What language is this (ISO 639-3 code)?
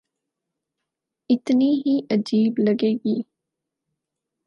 urd